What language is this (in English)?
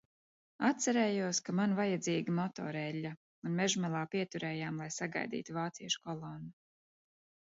Latvian